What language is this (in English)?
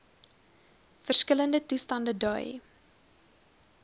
Afrikaans